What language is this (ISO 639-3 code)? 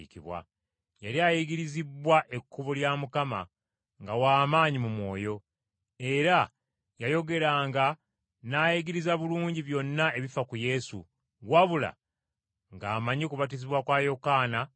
lug